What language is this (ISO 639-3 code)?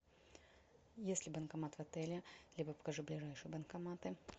rus